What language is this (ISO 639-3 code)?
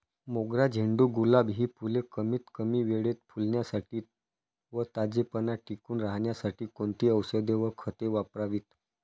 mar